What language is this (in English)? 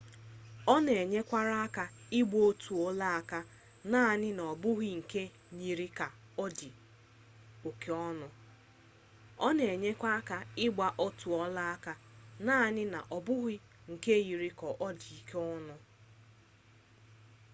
Igbo